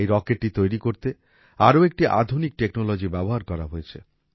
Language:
Bangla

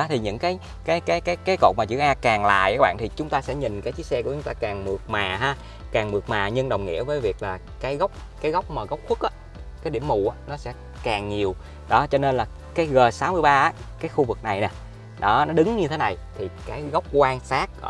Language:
Vietnamese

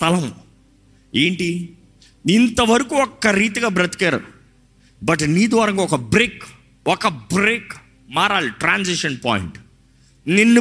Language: Telugu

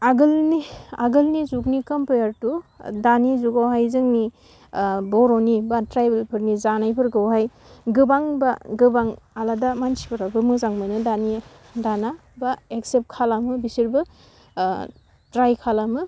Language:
Bodo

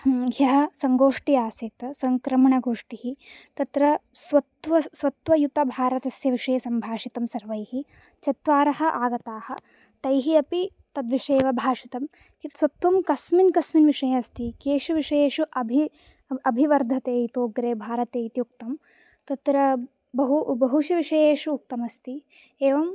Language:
Sanskrit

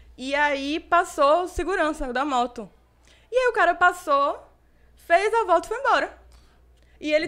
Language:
Portuguese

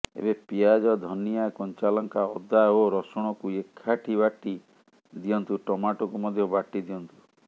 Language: Odia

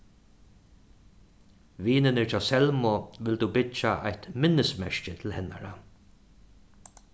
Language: Faroese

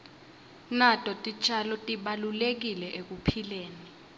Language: Swati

